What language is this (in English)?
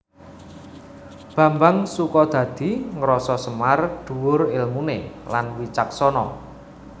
Javanese